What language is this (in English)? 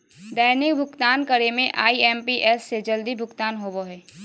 Magahi